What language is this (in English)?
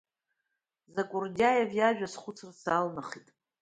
Abkhazian